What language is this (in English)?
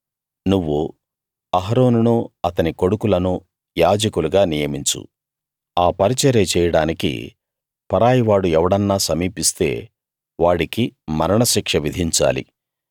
Telugu